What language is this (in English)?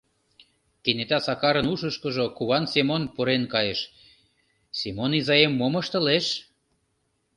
Mari